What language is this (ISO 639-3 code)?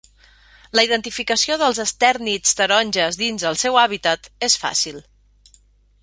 cat